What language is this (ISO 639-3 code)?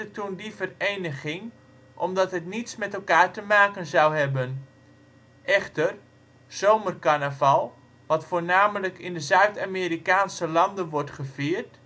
nld